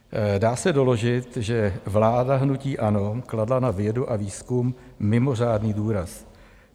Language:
Czech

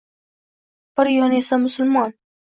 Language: Uzbek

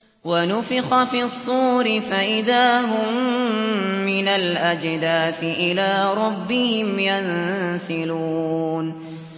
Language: Arabic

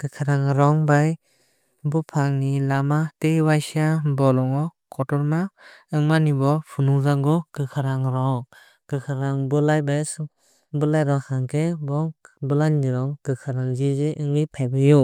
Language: Kok Borok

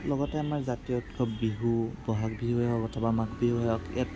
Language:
Assamese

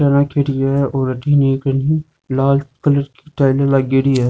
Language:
Rajasthani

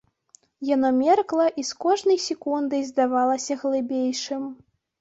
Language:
Belarusian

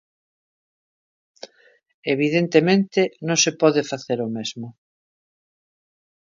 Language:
Galician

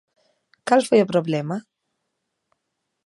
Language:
Galician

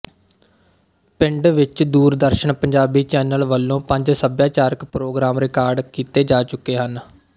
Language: Punjabi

